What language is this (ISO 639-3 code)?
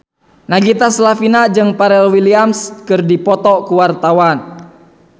sun